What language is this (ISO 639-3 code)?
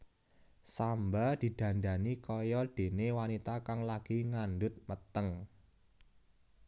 jav